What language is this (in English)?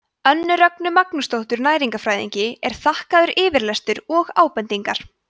Icelandic